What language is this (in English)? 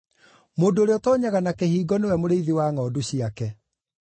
Kikuyu